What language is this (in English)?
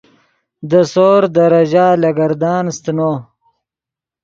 Yidgha